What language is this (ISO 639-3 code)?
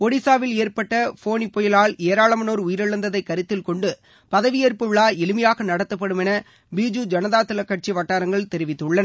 tam